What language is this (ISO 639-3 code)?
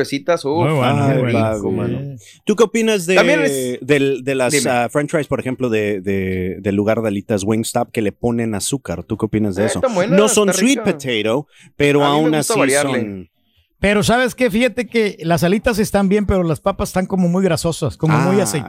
spa